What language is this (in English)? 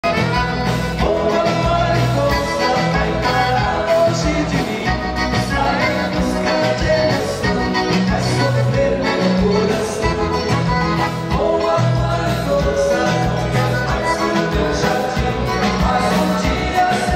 Portuguese